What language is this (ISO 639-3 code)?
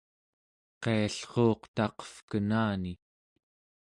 esu